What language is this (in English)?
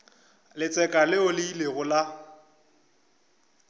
Northern Sotho